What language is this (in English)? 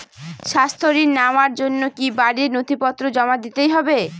Bangla